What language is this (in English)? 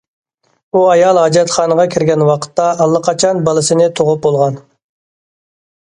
Uyghur